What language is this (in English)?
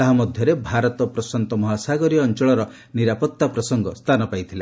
Odia